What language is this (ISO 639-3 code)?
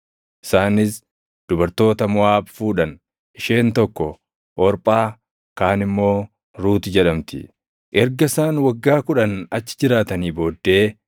orm